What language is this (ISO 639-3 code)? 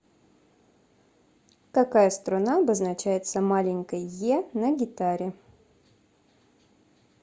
rus